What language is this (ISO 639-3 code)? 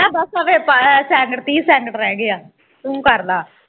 pan